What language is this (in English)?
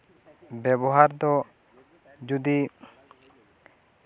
Santali